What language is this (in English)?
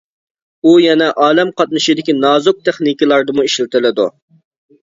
Uyghur